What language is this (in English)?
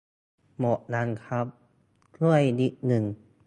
Thai